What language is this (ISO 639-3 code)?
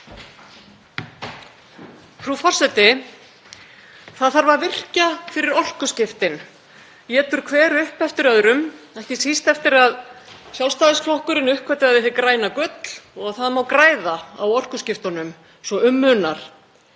isl